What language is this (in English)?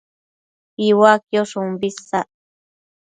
Matsés